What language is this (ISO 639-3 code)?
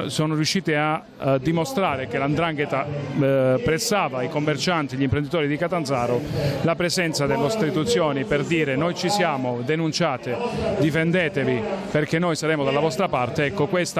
ita